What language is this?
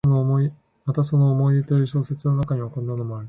Japanese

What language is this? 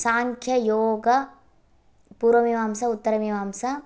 Sanskrit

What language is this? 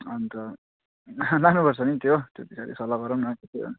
Nepali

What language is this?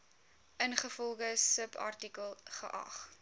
Afrikaans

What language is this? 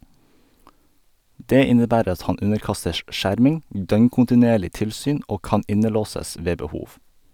Norwegian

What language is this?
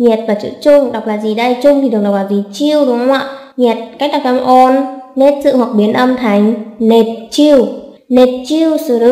Vietnamese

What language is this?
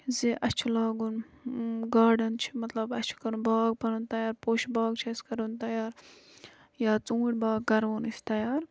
Kashmiri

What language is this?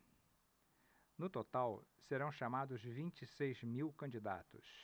Portuguese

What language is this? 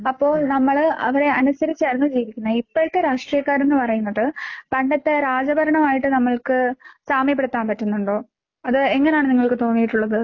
Malayalam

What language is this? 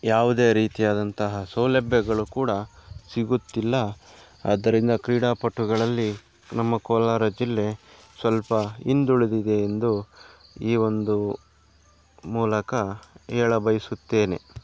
Kannada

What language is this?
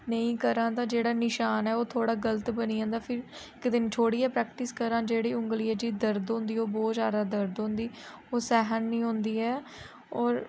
Dogri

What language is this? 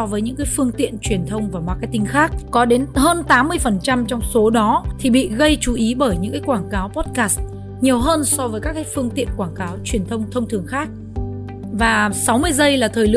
Vietnamese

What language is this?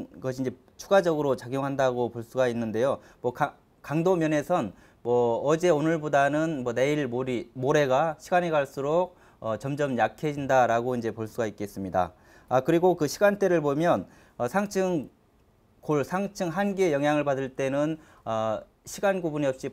Korean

